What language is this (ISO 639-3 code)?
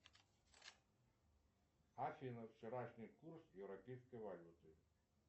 rus